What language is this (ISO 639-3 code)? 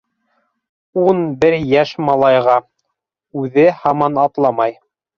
bak